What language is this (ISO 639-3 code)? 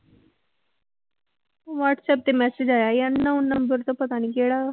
pan